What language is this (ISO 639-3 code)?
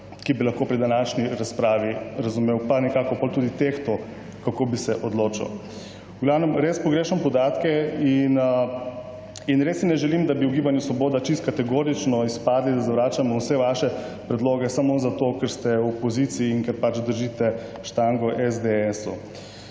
slv